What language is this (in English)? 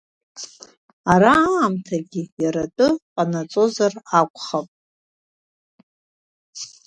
Abkhazian